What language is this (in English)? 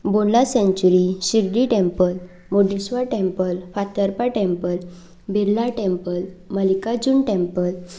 Konkani